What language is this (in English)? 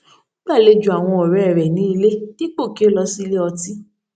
Yoruba